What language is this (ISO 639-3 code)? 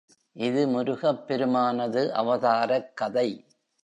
tam